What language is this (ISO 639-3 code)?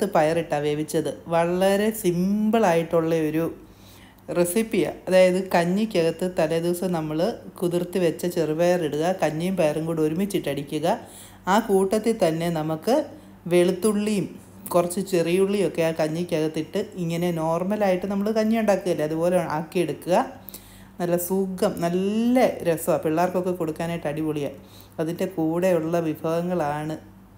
mal